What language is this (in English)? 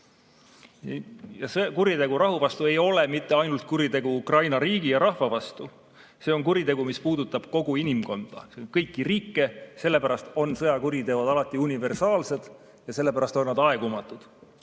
Estonian